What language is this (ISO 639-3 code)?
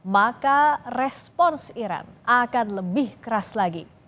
ind